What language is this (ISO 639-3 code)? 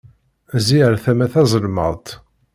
kab